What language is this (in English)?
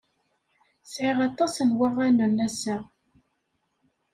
Kabyle